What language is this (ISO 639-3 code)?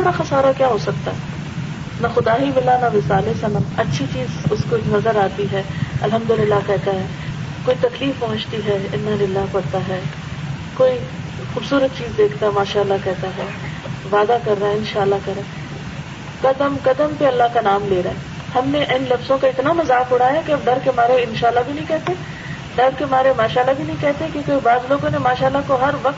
urd